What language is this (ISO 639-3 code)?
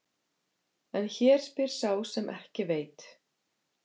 isl